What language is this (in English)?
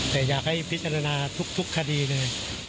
Thai